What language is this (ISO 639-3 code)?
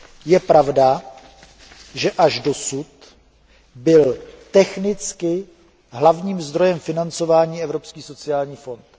ces